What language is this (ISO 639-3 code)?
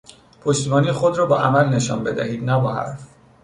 fas